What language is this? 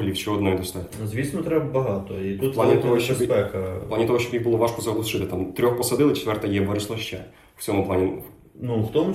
Ukrainian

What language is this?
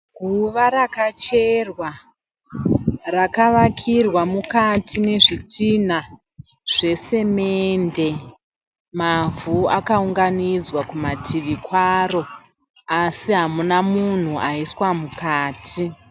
Shona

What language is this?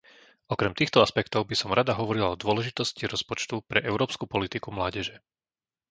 Slovak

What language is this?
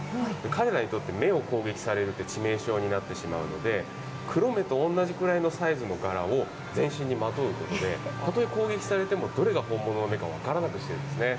Japanese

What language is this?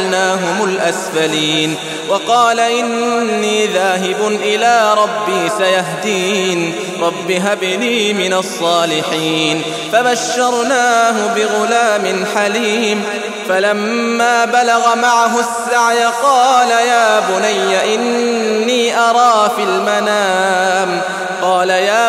Arabic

